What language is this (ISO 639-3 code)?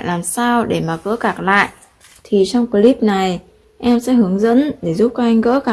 vie